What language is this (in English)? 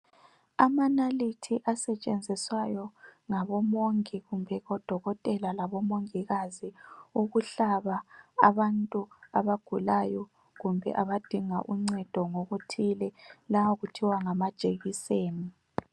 North Ndebele